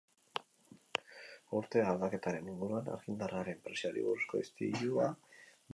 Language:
Basque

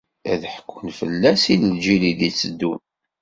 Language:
Kabyle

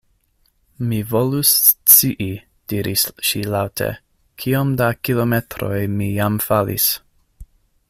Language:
Esperanto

